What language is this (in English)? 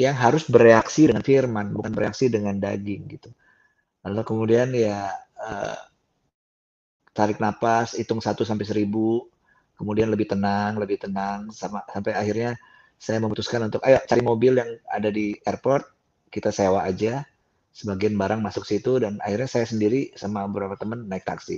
Indonesian